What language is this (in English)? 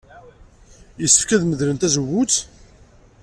Kabyle